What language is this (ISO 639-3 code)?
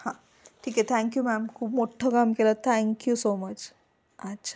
mar